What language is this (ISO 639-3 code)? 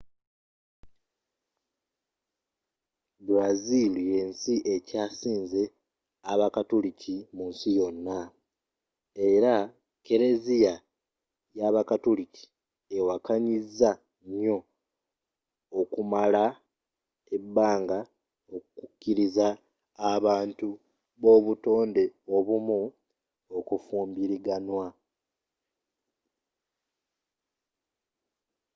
lug